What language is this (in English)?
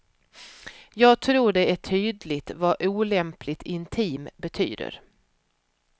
Swedish